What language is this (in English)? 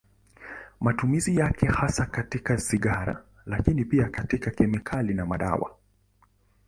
Swahili